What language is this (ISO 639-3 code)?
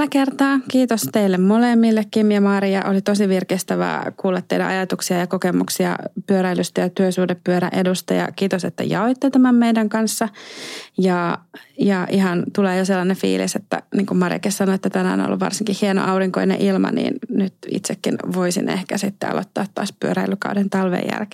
fin